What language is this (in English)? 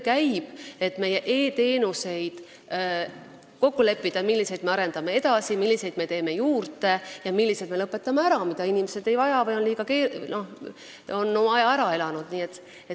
Estonian